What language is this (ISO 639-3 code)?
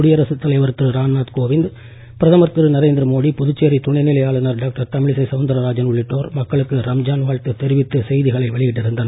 tam